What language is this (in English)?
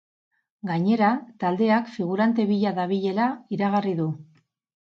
Basque